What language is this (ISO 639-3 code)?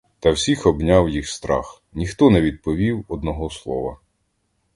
ukr